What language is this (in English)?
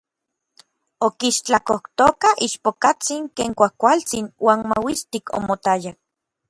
Orizaba Nahuatl